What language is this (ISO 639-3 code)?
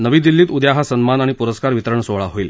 mar